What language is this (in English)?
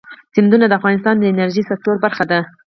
Pashto